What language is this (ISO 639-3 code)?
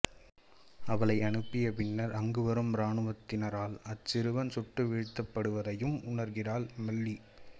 tam